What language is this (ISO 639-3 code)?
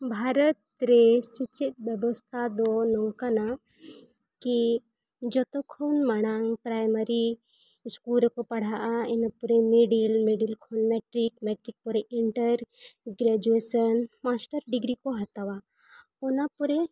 sat